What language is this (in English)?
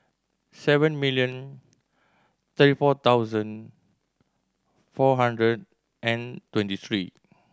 English